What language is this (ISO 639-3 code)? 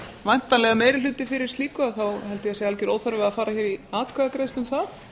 isl